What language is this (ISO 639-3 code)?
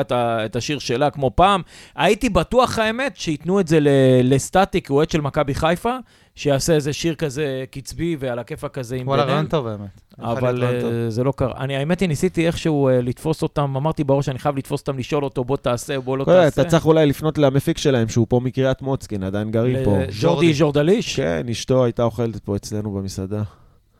heb